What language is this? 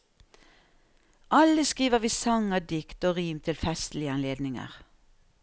Norwegian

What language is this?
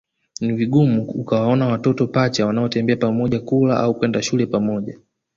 Swahili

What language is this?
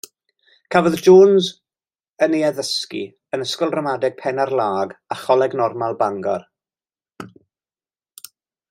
Welsh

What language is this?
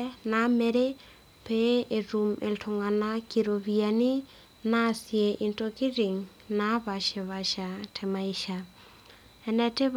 Masai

